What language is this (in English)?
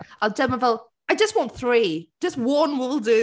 Welsh